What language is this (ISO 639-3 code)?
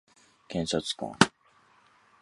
jpn